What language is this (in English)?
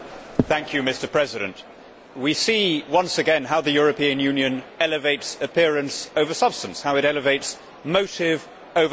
English